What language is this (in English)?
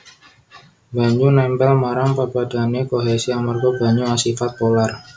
Javanese